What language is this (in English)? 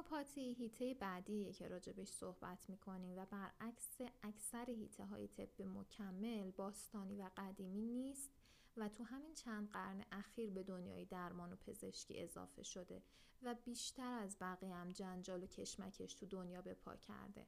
Persian